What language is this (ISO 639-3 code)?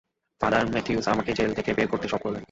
ben